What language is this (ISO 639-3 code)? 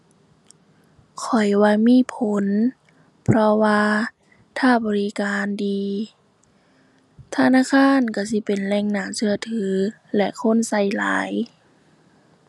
tha